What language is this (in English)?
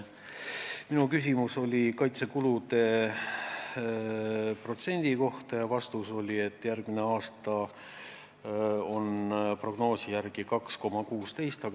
Estonian